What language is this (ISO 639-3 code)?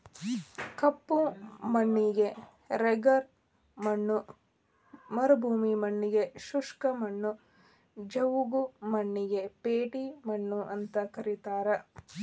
kan